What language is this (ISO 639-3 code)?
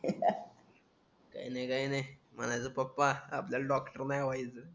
mar